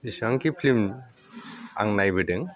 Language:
Bodo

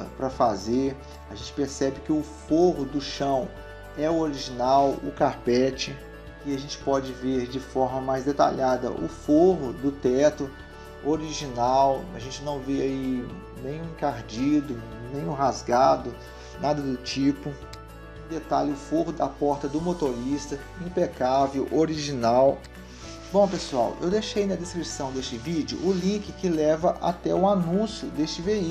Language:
Portuguese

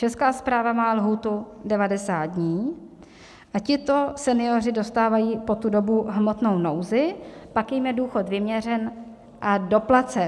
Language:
Czech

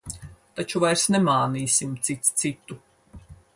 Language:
Latvian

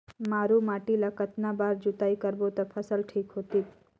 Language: Chhattisgarhi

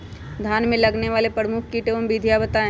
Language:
Magahi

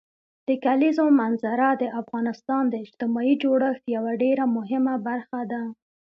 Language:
Pashto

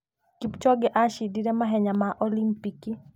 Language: Kikuyu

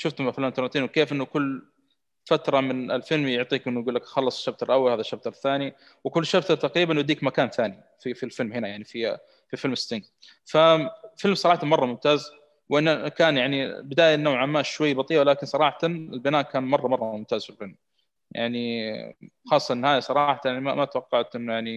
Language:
Arabic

